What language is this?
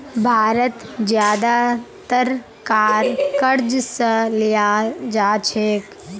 Magahi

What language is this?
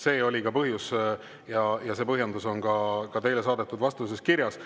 Estonian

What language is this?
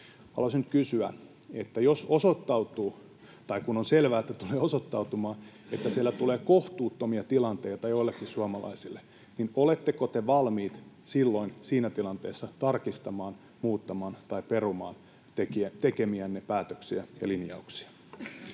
Finnish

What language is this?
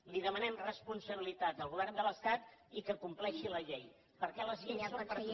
Catalan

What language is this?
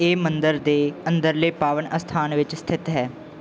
Punjabi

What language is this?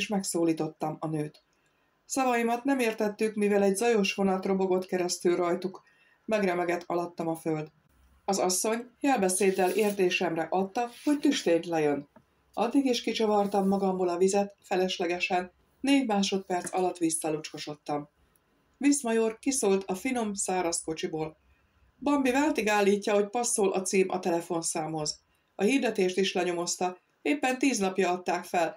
Hungarian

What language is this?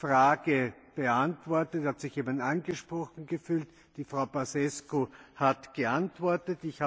German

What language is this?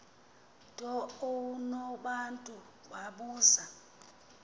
Xhosa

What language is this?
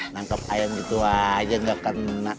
Indonesian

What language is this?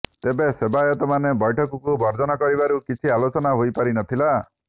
Odia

